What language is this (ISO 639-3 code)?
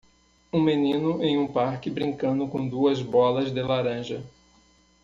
por